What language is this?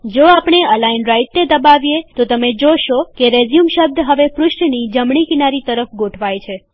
Gujarati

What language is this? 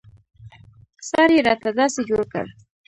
Pashto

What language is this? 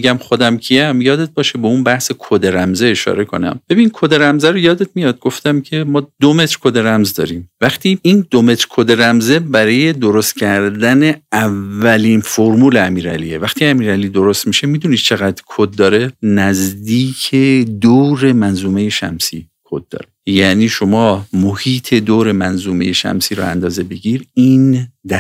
Persian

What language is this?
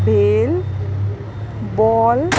Konkani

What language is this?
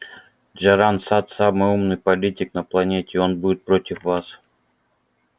Russian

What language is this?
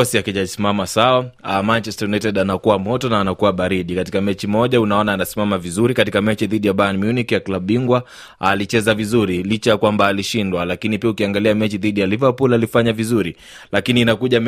Swahili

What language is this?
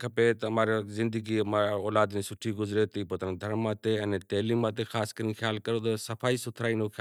Kachi Koli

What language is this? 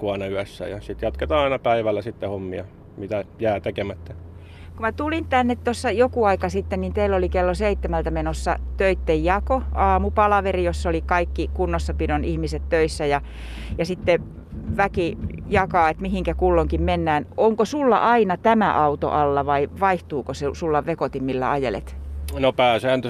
Finnish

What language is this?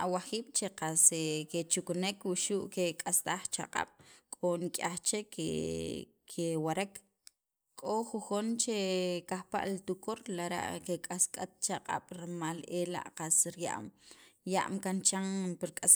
Sacapulteco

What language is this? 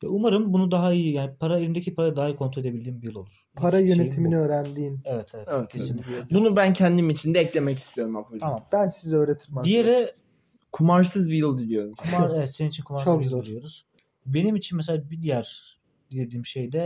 Turkish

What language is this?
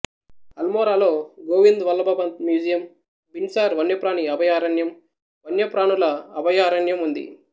Telugu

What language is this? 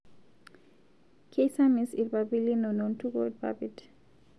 Masai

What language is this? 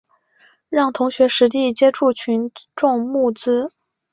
Chinese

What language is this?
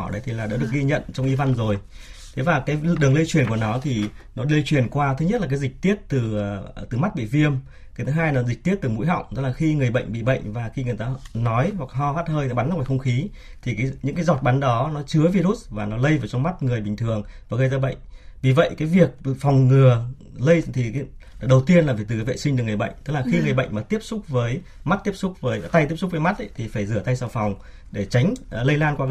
Vietnamese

